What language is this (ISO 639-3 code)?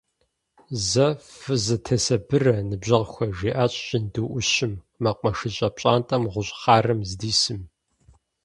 kbd